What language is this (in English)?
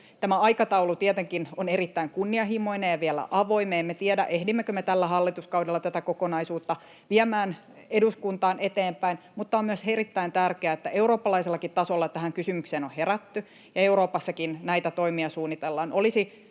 Finnish